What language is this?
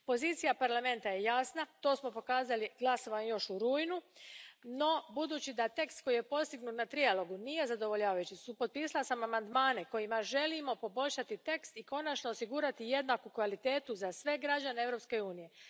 Croatian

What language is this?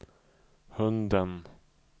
Swedish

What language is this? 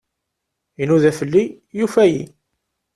Kabyle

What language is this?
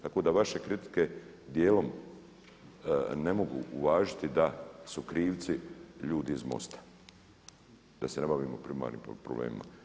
Croatian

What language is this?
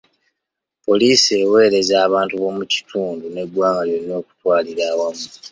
Ganda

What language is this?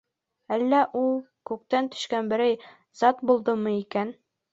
Bashkir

